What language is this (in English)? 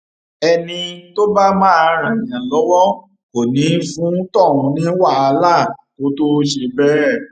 Yoruba